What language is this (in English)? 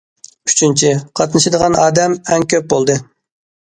Uyghur